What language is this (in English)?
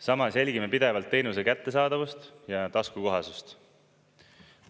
Estonian